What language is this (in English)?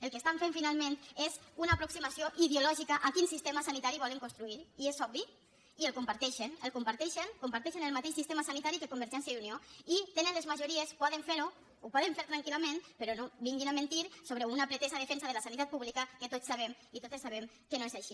Catalan